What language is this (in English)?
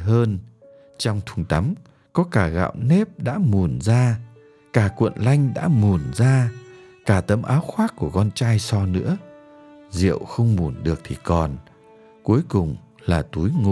Vietnamese